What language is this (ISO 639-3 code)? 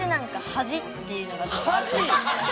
jpn